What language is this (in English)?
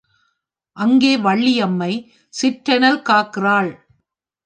Tamil